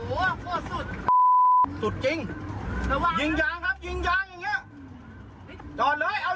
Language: Thai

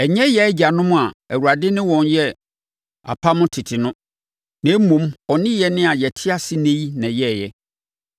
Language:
Akan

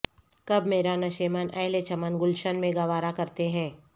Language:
Urdu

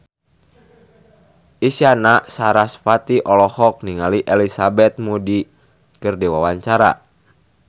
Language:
Sundanese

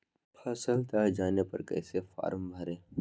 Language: Magahi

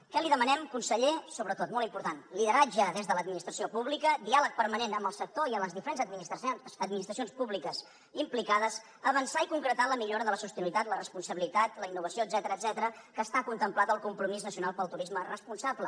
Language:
Catalan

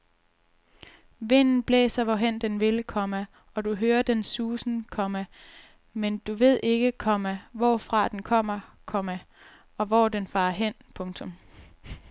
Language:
Danish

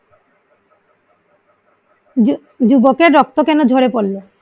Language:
Bangla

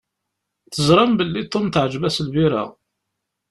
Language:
Kabyle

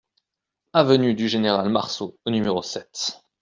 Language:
French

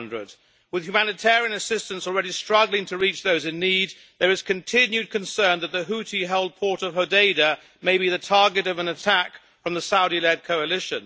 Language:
English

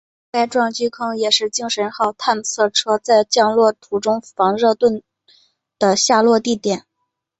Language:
Chinese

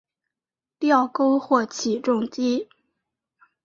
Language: Chinese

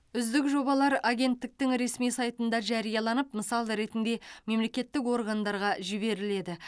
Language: Kazakh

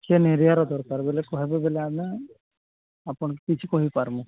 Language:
Odia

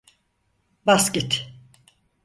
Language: Turkish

